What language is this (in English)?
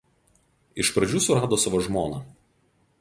Lithuanian